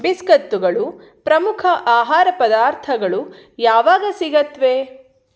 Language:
Kannada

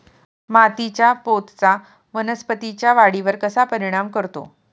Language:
Marathi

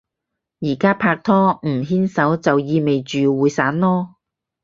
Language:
Cantonese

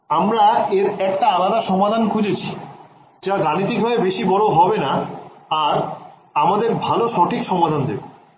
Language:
Bangla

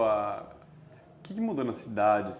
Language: Portuguese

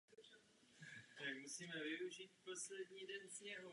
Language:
Czech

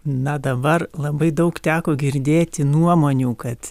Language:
Lithuanian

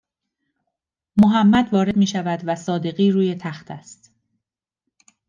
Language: Persian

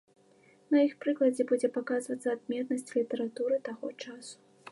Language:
Belarusian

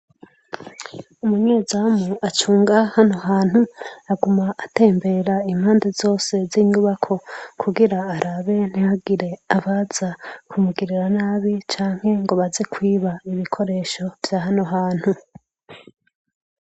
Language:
Rundi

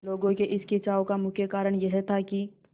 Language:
Hindi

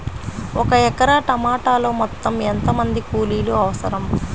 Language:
Telugu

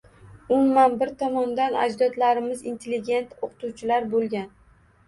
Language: Uzbek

